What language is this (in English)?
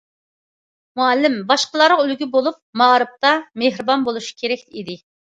Uyghur